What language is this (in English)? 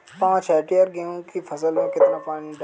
Hindi